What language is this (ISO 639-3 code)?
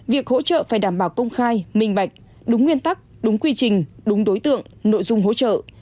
vie